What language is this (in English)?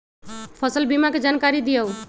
Magahi